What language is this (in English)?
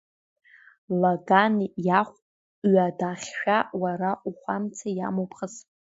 Abkhazian